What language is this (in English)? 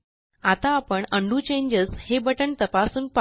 Marathi